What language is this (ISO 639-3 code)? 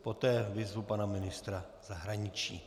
ces